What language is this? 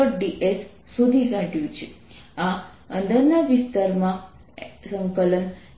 Gujarati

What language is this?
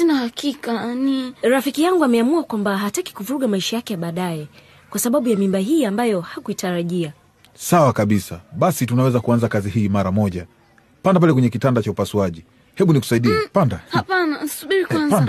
Swahili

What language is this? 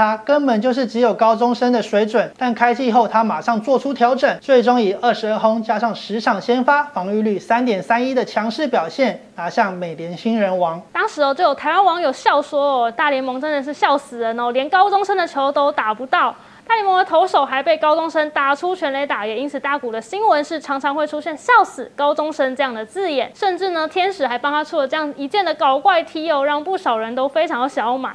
Chinese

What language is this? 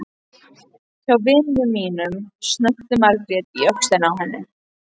Icelandic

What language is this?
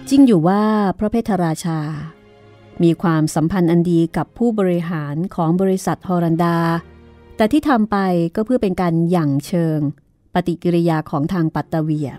Thai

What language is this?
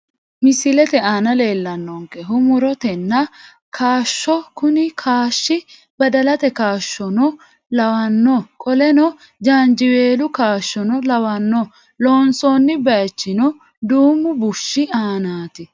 Sidamo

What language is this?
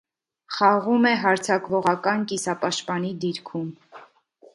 Armenian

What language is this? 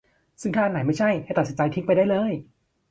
Thai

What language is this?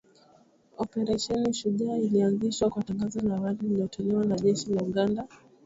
Swahili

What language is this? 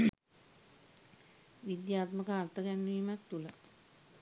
Sinhala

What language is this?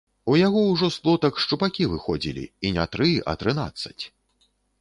Belarusian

